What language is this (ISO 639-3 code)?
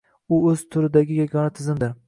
uzb